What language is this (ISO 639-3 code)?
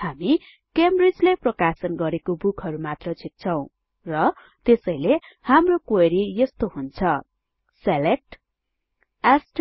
nep